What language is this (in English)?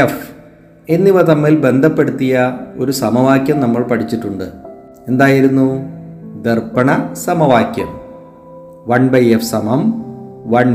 Malayalam